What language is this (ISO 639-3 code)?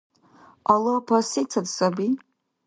dar